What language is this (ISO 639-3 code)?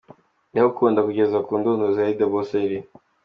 kin